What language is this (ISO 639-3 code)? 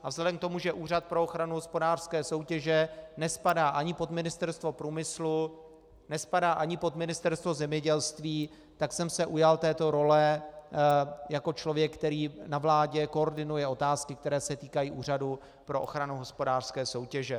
ces